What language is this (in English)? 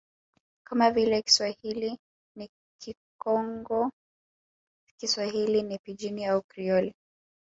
Swahili